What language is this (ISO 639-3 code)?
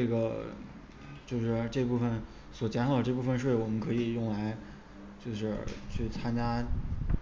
zho